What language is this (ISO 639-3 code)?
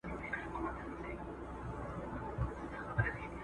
pus